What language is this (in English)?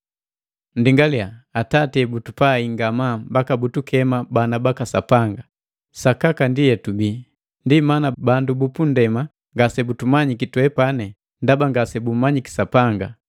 Matengo